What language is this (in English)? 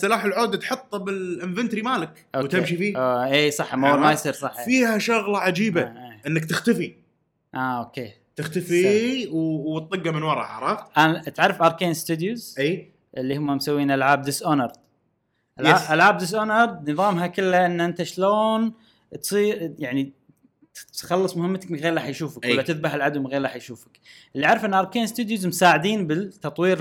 Arabic